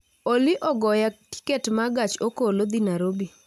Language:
Luo (Kenya and Tanzania)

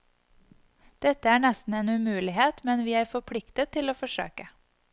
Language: Norwegian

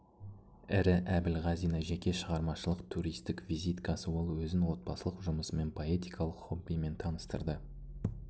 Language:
Kazakh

